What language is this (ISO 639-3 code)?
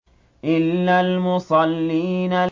ara